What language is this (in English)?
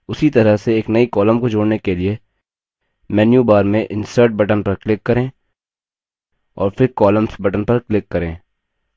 Hindi